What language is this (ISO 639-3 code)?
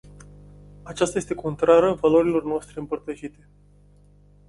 ron